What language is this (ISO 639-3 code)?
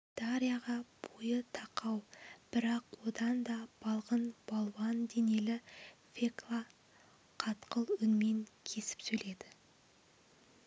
kaz